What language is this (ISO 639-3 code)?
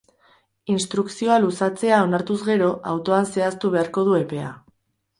eus